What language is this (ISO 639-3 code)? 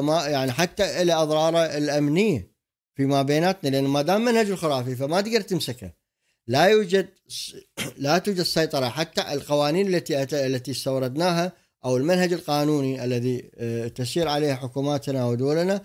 ara